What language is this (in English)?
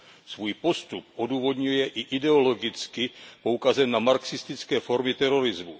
Czech